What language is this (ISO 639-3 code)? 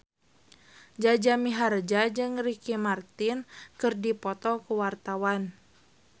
sun